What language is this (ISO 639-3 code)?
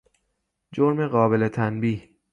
fas